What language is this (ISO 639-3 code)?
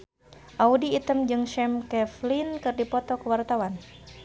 sun